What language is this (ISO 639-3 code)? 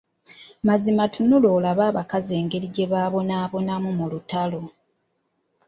lug